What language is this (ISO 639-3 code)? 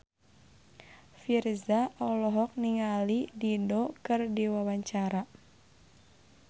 sun